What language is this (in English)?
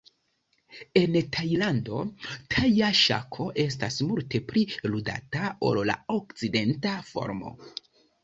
Esperanto